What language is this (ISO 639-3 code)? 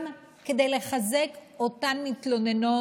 heb